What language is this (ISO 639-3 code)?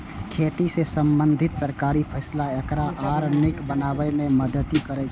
mai